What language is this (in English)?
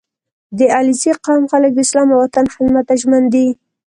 Pashto